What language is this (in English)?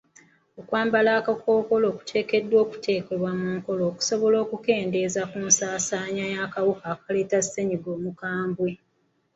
Ganda